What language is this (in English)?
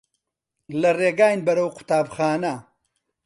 Central Kurdish